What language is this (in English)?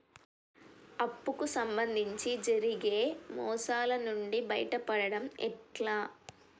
Telugu